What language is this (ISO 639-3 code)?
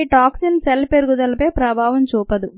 tel